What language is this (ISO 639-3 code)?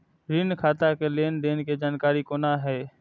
mai